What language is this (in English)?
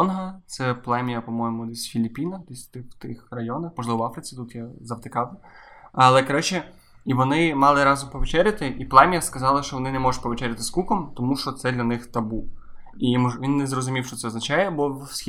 Ukrainian